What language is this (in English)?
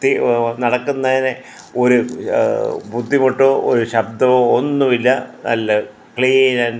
Malayalam